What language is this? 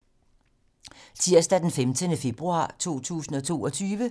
Danish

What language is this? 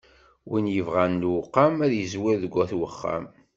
Kabyle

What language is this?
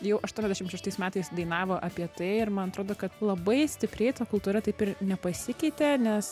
Lithuanian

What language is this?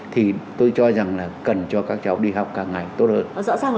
Vietnamese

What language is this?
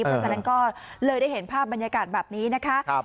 Thai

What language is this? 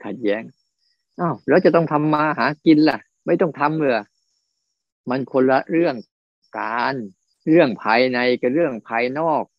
Thai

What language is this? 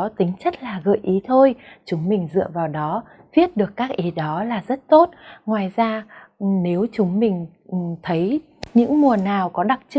Vietnamese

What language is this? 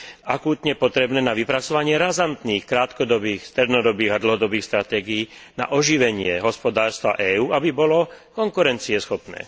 Slovak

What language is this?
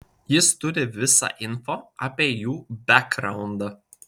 Lithuanian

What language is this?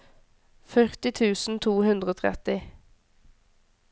Norwegian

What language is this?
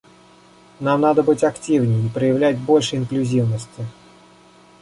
Russian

